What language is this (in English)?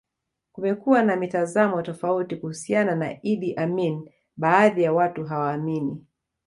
Swahili